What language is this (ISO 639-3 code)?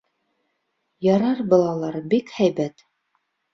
bak